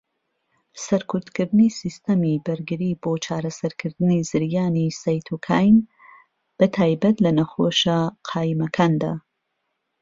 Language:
Central Kurdish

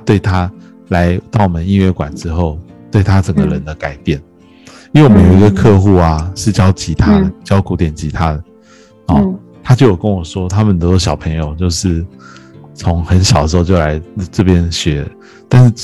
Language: Chinese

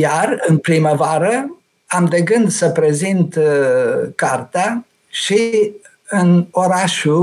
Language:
Romanian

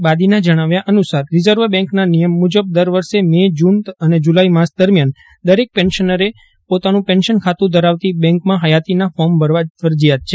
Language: Gujarati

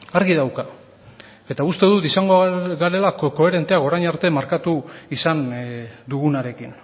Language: Basque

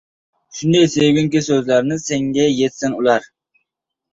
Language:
Uzbek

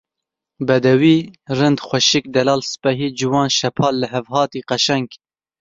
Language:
Kurdish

